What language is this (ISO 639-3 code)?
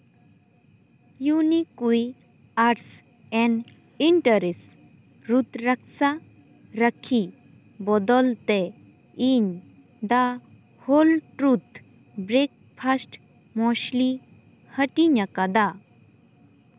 sat